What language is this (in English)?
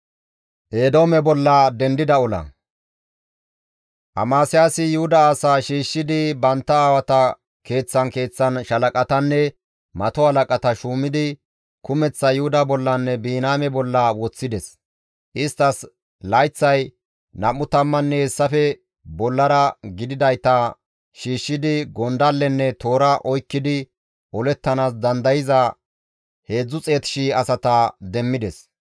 Gamo